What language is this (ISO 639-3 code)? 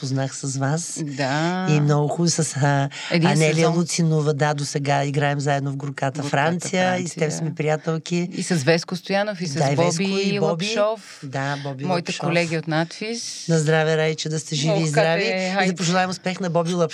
bul